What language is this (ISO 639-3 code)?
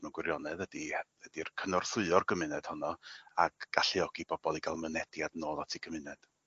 cym